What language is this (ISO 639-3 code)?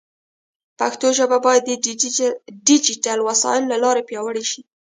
pus